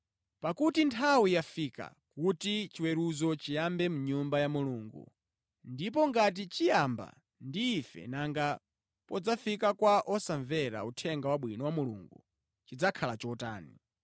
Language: Nyanja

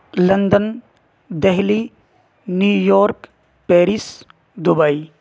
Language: Urdu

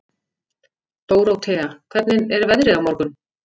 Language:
Icelandic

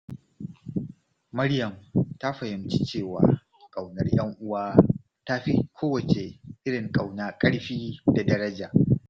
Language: Hausa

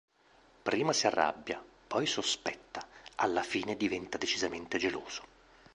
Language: Italian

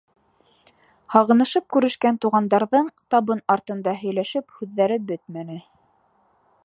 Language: Bashkir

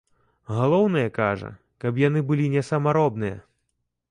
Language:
Belarusian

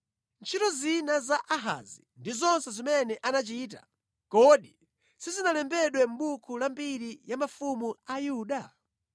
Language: Nyanja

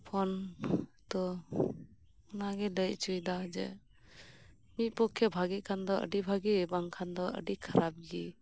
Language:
Santali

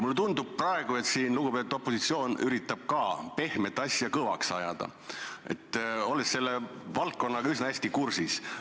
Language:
Estonian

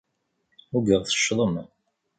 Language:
Kabyle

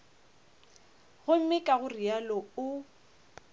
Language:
Northern Sotho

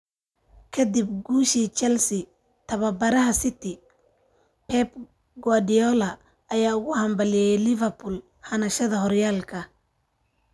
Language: Somali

